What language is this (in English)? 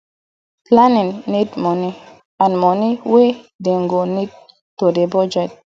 Nigerian Pidgin